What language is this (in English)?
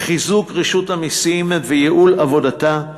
Hebrew